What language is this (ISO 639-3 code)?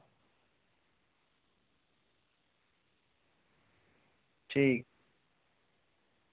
doi